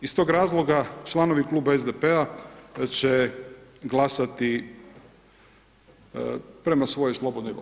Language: Croatian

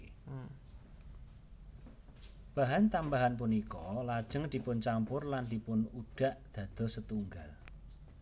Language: Javanese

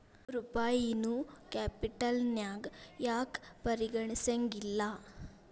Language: Kannada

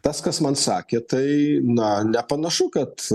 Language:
Lithuanian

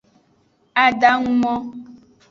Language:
Aja (Benin)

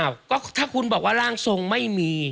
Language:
Thai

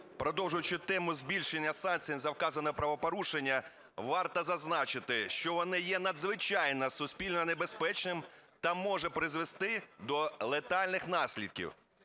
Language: Ukrainian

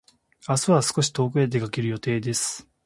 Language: Japanese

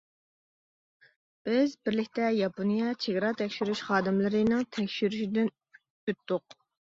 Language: Uyghur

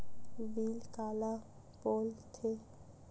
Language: Chhattisgarhi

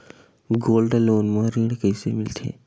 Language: Chhattisgarhi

